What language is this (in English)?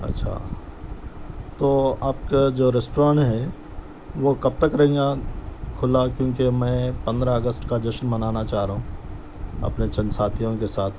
Urdu